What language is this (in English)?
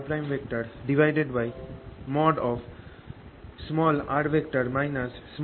Bangla